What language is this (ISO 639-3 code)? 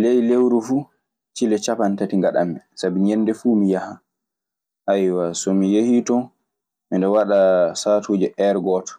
ffm